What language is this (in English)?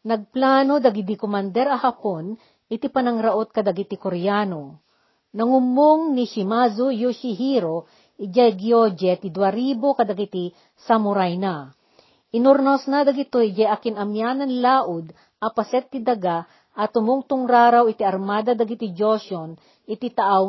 Filipino